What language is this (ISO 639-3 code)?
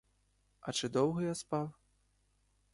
ukr